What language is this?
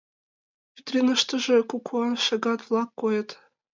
Mari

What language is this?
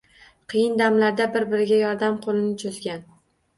Uzbek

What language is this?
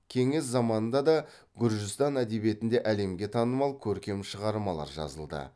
Kazakh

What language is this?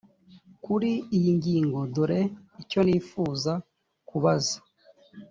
Kinyarwanda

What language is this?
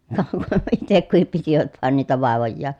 Finnish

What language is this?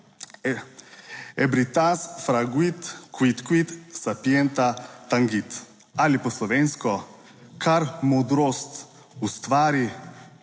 Slovenian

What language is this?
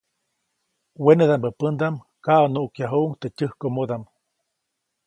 Copainalá Zoque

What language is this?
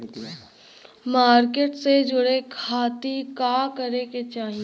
Bhojpuri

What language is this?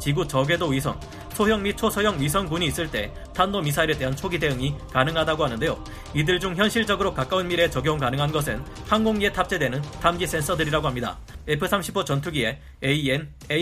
Korean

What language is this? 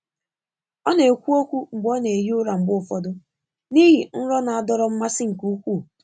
Igbo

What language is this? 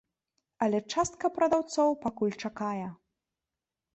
Belarusian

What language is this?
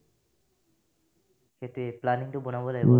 Assamese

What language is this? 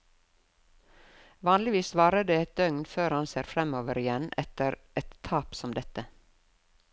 Norwegian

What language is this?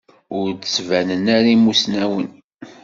Kabyle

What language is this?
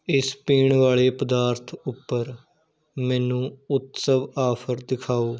Punjabi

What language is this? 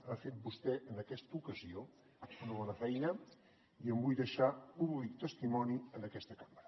Catalan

